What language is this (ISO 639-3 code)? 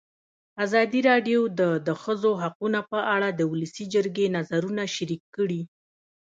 pus